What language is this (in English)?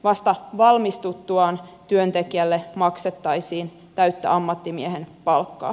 Finnish